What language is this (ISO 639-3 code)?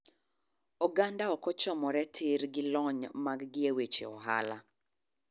luo